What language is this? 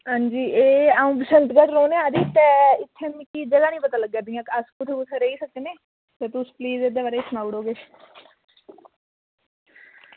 Dogri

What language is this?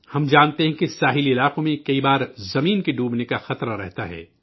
Urdu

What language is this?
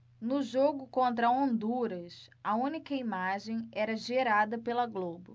Portuguese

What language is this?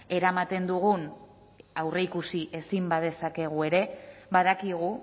Basque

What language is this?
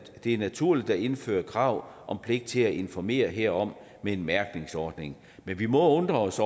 Danish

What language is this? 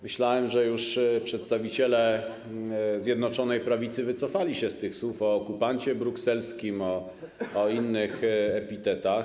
Polish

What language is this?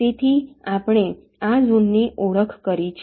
Gujarati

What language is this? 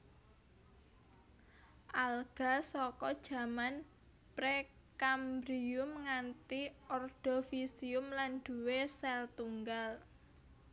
Javanese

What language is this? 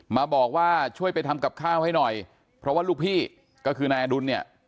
Thai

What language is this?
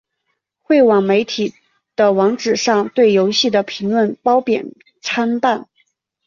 Chinese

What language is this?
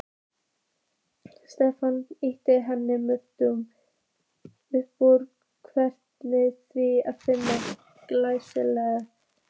Icelandic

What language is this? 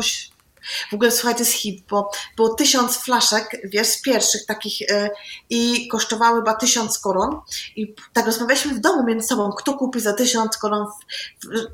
Polish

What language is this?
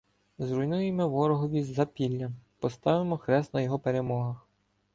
Ukrainian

